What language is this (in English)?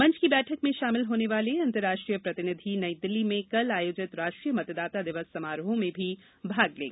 Hindi